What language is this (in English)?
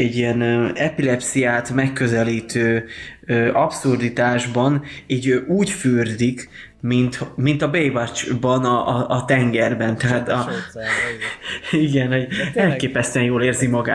Hungarian